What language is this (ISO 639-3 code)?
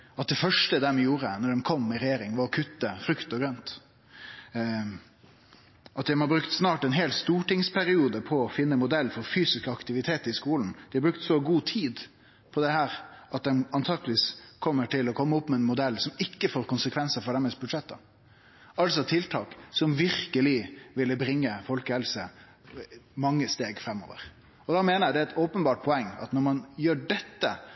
nno